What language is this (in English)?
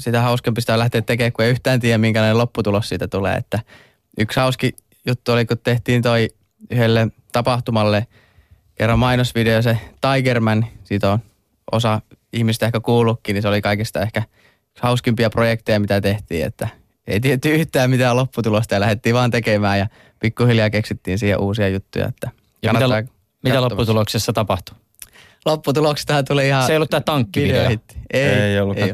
Finnish